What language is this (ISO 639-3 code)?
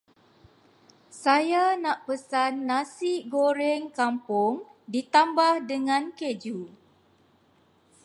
msa